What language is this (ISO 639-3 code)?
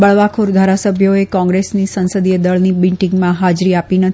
guj